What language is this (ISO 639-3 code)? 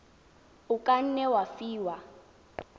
tsn